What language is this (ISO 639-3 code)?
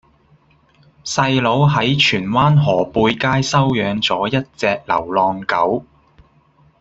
yue